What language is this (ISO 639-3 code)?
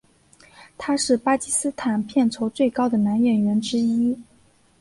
zho